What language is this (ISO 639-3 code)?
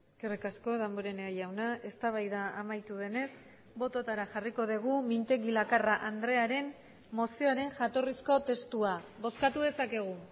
eus